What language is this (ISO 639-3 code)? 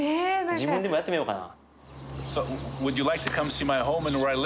jpn